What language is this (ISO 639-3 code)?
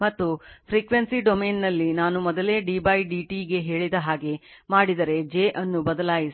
kan